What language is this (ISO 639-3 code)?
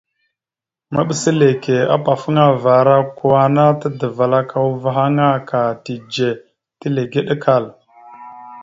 mxu